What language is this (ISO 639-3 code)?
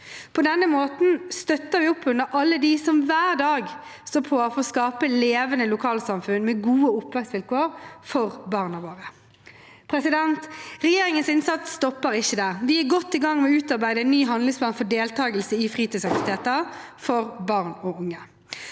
nor